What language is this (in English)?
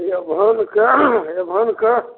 Maithili